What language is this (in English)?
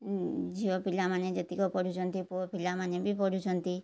Odia